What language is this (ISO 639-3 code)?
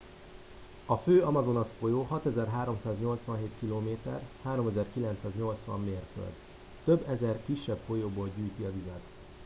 hun